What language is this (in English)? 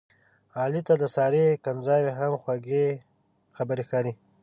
Pashto